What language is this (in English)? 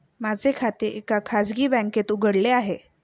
Marathi